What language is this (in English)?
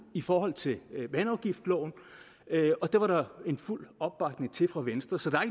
Danish